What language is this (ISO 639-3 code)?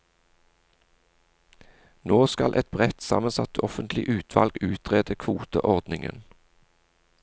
nor